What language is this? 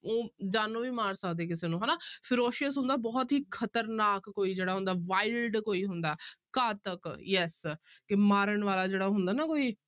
Punjabi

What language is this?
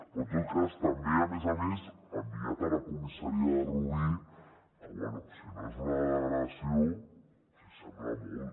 Catalan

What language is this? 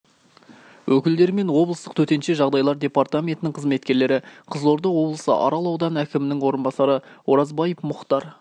Kazakh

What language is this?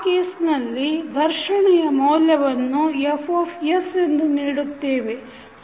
Kannada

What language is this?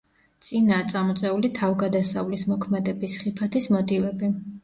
Georgian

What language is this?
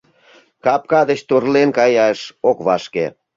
Mari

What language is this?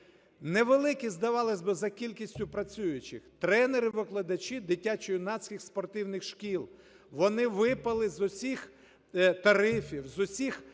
Ukrainian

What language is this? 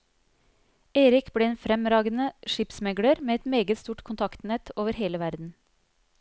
Norwegian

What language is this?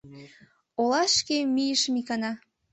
Mari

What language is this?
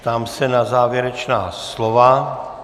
Czech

